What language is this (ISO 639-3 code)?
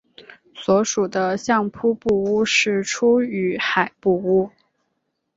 zho